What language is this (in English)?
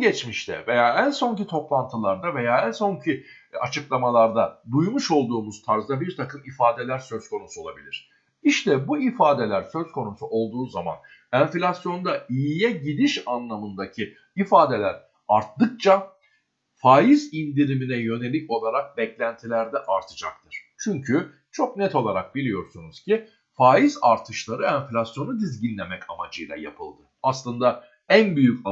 Turkish